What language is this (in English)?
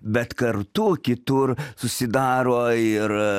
Lithuanian